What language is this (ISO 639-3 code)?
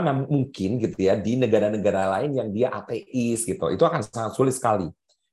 ind